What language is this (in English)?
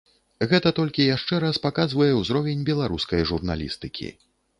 Belarusian